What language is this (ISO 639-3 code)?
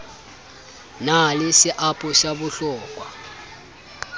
sot